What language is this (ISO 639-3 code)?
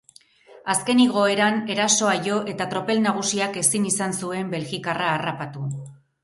eus